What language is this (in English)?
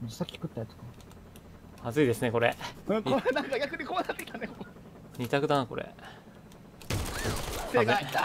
Japanese